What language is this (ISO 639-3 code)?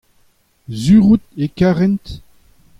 bre